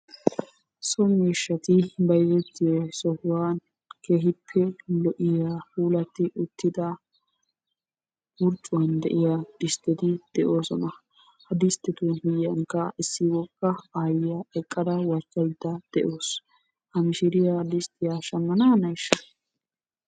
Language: Wolaytta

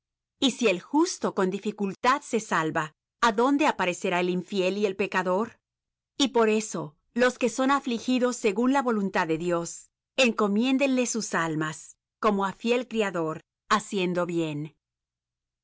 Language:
Spanish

